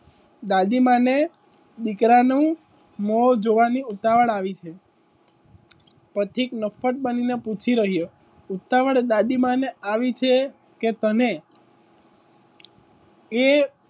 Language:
Gujarati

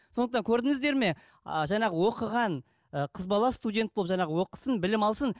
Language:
Kazakh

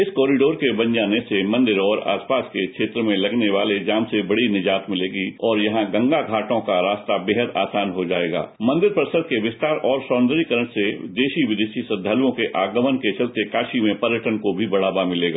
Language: Hindi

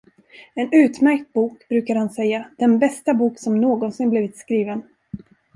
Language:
Swedish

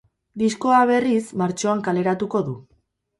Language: Basque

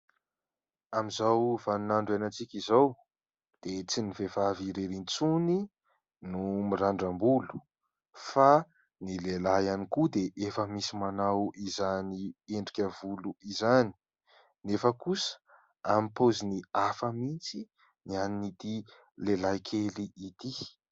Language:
Malagasy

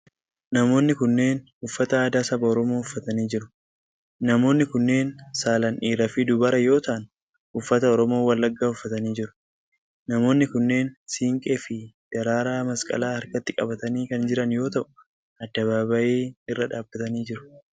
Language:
Oromo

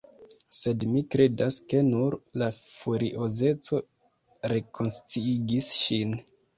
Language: Esperanto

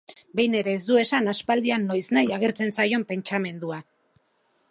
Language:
Basque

